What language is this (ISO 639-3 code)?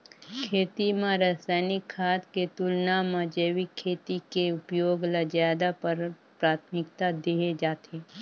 hne